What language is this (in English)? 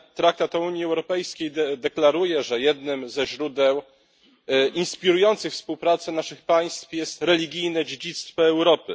Polish